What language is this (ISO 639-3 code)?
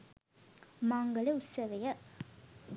sin